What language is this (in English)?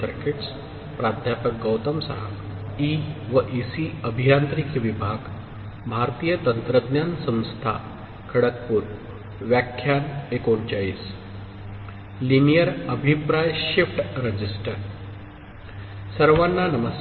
Marathi